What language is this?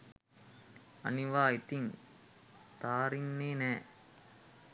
Sinhala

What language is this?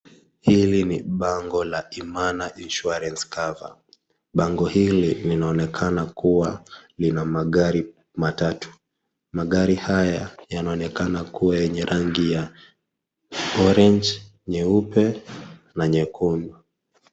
Swahili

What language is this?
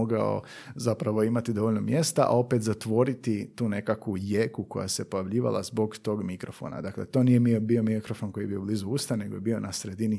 Croatian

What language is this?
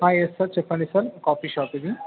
Telugu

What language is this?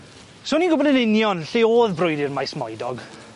Welsh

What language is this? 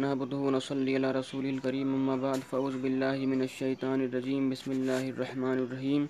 Urdu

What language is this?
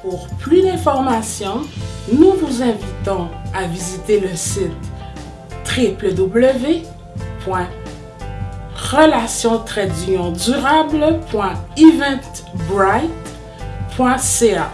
French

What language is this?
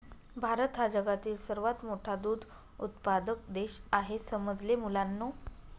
Marathi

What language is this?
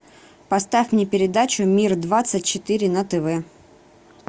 Russian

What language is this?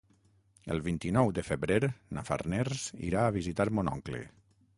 Catalan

